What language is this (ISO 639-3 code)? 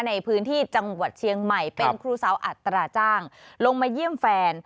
tha